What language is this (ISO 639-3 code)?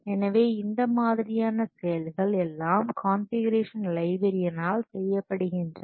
tam